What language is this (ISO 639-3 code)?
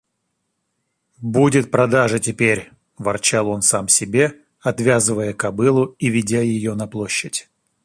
rus